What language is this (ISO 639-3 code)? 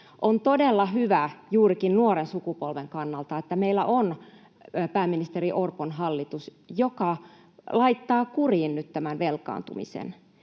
fin